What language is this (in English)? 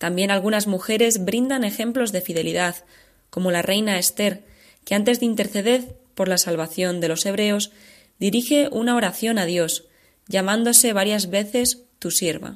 Spanish